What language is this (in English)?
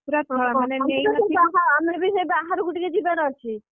Odia